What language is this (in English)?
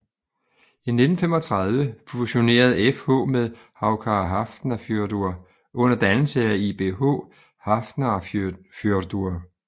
Danish